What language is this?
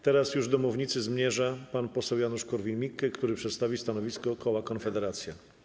Polish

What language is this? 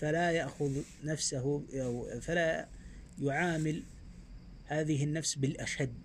Arabic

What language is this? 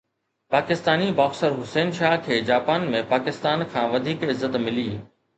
Sindhi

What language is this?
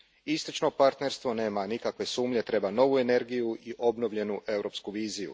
Croatian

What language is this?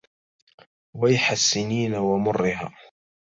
Arabic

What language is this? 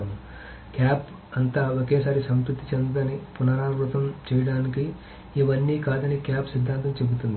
Telugu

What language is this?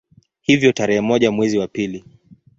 Swahili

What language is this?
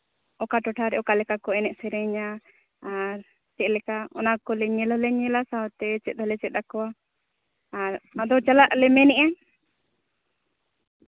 Santali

